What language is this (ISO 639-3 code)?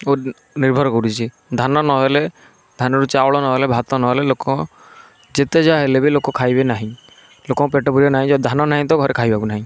ori